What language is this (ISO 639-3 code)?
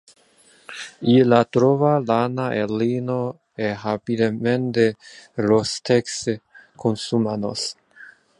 ina